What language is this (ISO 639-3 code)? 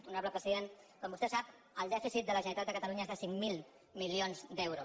cat